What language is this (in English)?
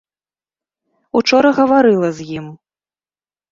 Belarusian